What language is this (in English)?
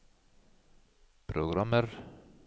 Norwegian